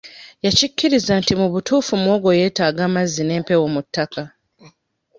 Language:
Ganda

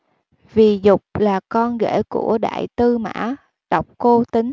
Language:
Vietnamese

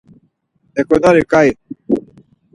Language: Laz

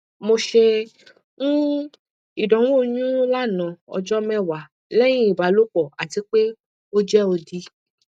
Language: Yoruba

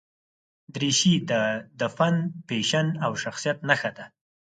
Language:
Pashto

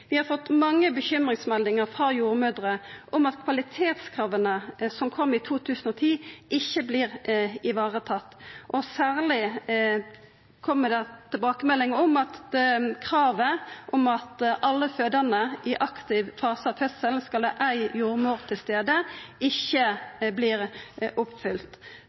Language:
Norwegian Nynorsk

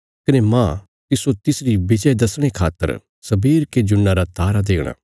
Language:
Bilaspuri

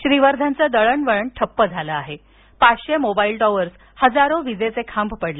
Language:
Marathi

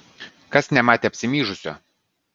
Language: Lithuanian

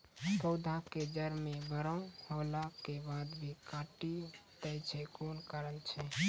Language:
Maithili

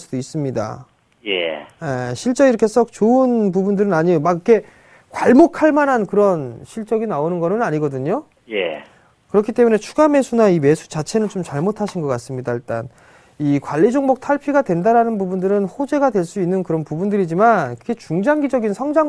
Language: Korean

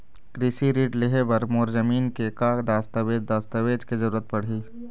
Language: Chhattisgarhi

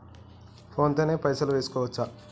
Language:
Telugu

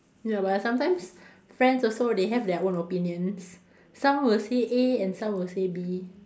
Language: English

